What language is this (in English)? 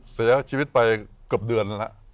Thai